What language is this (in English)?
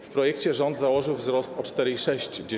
Polish